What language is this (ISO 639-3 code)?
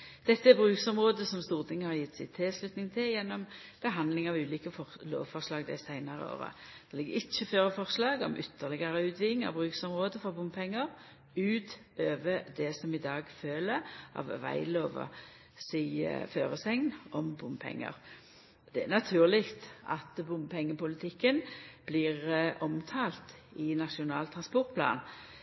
nno